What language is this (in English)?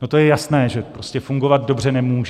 Czech